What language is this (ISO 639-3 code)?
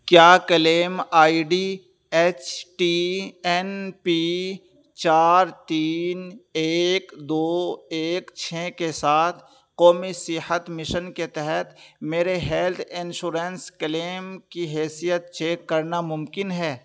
urd